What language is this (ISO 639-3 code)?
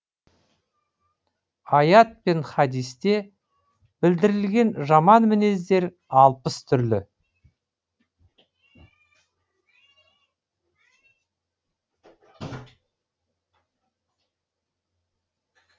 kaz